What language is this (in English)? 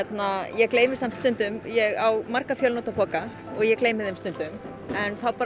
Icelandic